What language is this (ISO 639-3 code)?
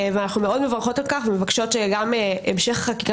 heb